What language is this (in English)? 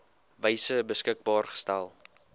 Afrikaans